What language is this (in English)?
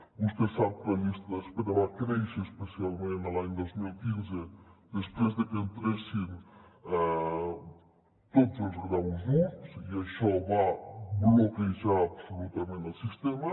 Catalan